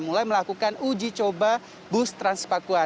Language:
Indonesian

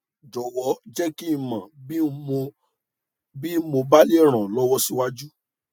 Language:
Yoruba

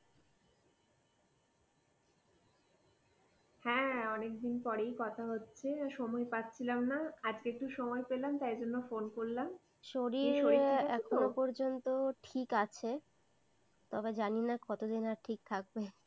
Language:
Bangla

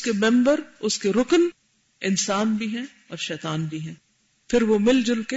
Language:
Urdu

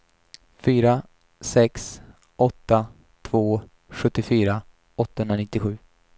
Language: Swedish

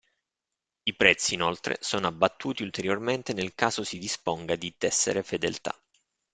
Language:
Italian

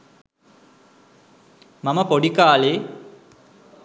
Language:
Sinhala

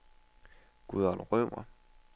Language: Danish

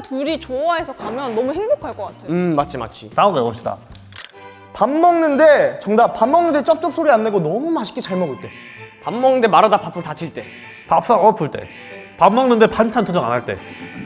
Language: Korean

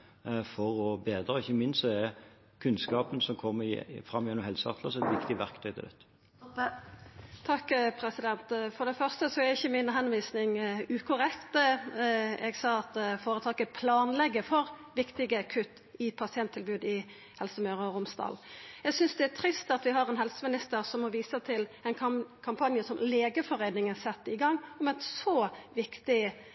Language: Norwegian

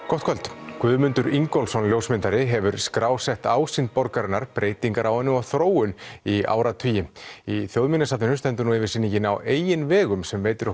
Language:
Icelandic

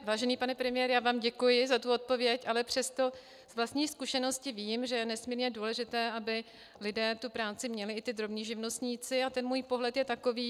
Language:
Czech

